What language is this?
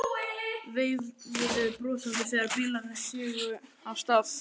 Icelandic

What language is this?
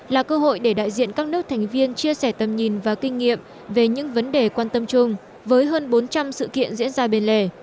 Vietnamese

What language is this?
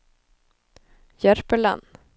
Norwegian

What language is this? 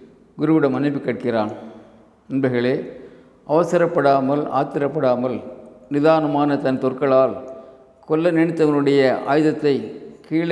Tamil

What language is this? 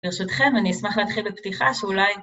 Hebrew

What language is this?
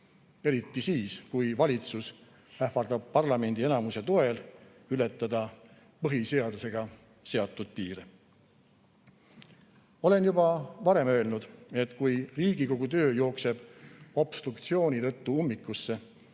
Estonian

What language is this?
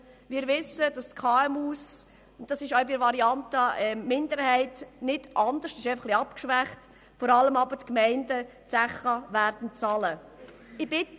Swiss German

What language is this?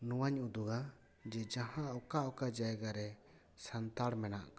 Santali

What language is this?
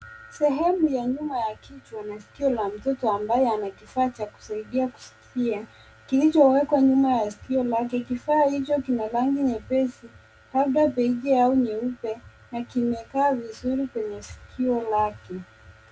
Swahili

